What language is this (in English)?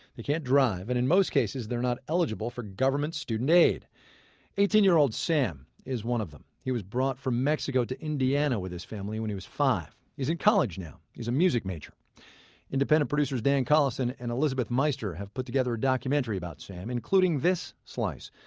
English